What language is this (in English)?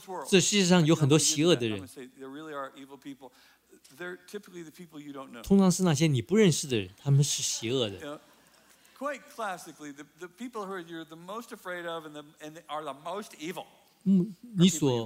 Chinese